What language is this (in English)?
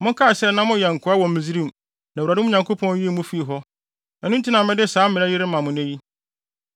Akan